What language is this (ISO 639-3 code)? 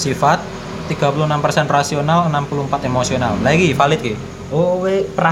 ind